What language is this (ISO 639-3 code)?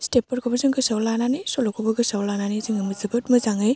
brx